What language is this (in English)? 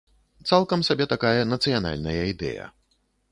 Belarusian